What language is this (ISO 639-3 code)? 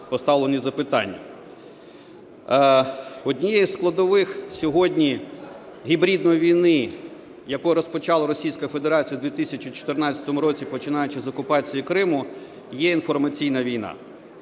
ukr